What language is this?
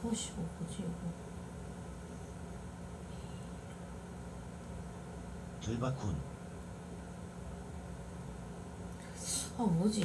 Korean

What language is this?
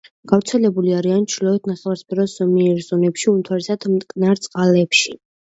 Georgian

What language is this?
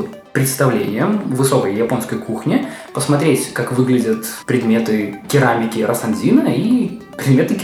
Russian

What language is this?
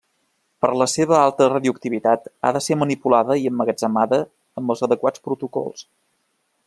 Catalan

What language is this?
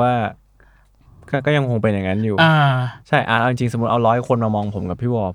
Thai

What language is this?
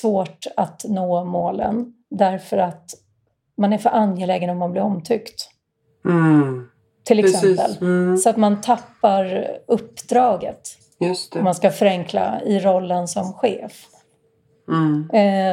Swedish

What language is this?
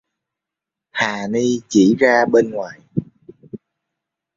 Vietnamese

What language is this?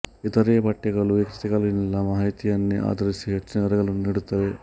Kannada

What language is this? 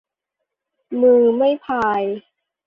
Thai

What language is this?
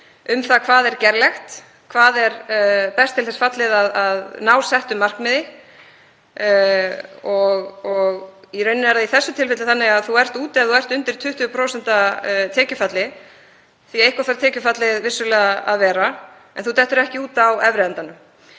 Icelandic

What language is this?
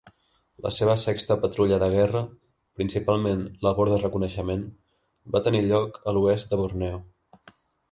Catalan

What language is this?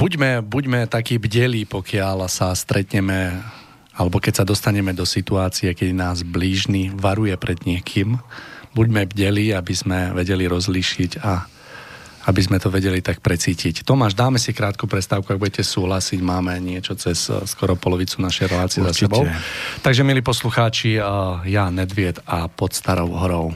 Slovak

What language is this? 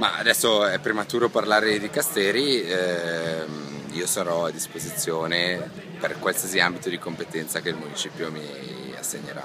Italian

